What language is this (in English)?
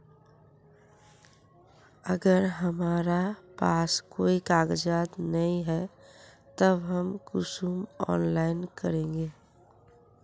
Magahi